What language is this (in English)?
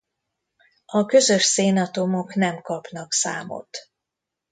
Hungarian